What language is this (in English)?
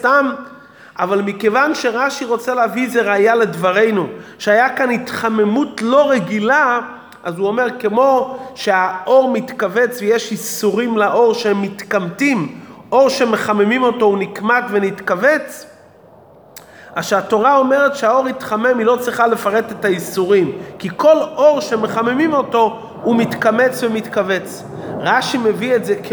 Hebrew